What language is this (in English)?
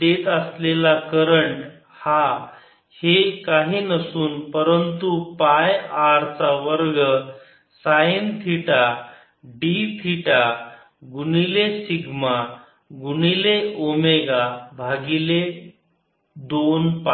Marathi